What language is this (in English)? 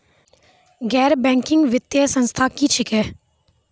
Maithili